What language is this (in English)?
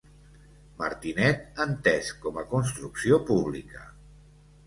Catalan